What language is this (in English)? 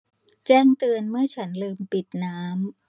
Thai